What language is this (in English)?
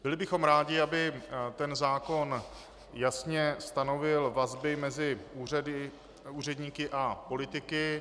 Czech